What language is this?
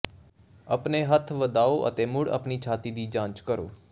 Punjabi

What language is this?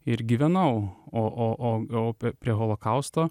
Lithuanian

